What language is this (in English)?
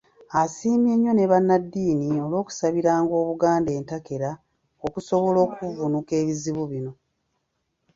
Ganda